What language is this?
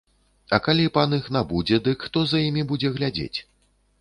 Belarusian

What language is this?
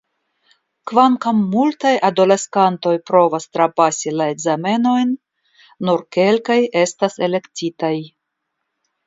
Esperanto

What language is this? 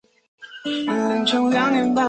Chinese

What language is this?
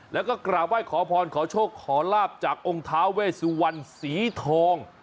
Thai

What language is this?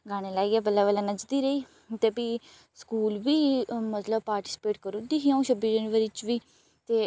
Dogri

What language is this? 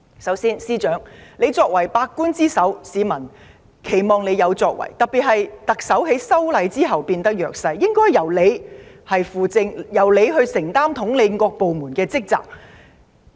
Cantonese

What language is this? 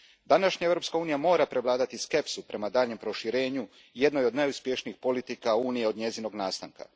Croatian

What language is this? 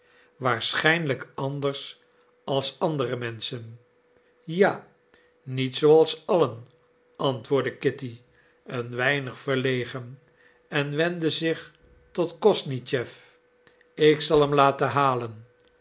Dutch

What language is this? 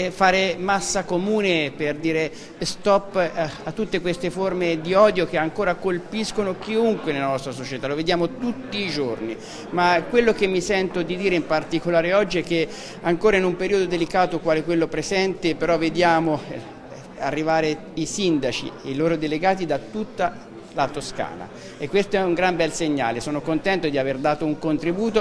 Italian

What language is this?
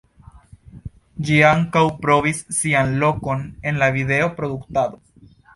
Esperanto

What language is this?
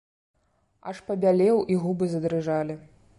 Belarusian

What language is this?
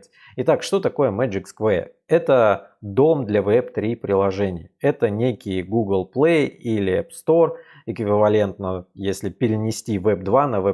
Russian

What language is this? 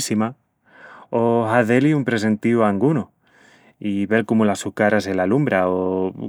Extremaduran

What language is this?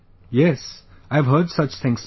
English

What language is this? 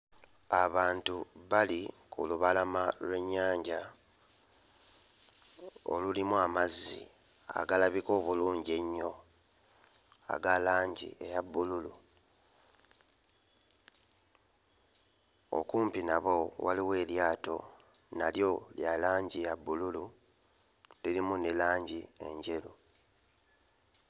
Ganda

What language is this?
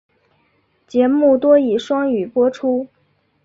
Chinese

